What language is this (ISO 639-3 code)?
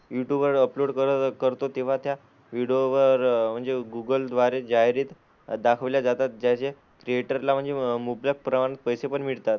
mar